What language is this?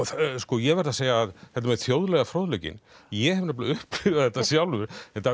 Icelandic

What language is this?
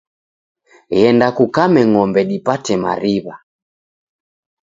Taita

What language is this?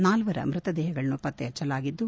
Kannada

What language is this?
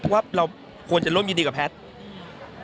Thai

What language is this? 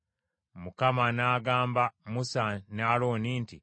Ganda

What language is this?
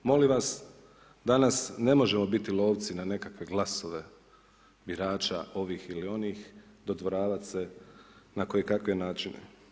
Croatian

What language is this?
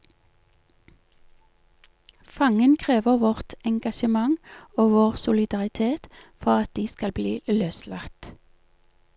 Norwegian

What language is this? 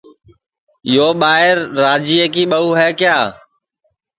Sansi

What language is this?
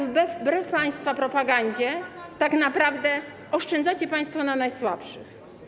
Polish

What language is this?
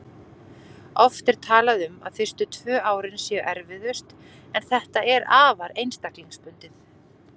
Icelandic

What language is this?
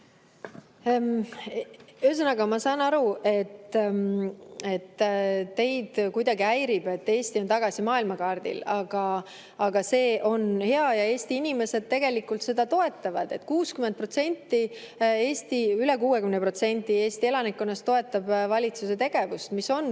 Estonian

